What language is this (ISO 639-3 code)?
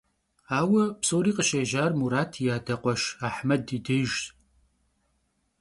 kbd